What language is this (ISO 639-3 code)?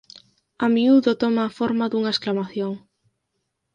glg